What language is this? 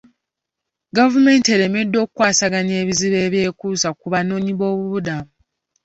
Ganda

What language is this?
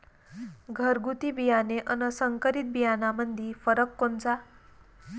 Marathi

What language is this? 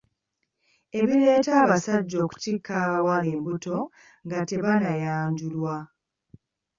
Ganda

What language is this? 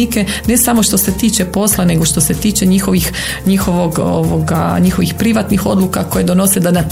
Croatian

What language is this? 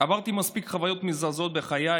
Hebrew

